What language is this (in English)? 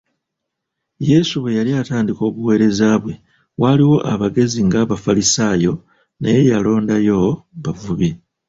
Ganda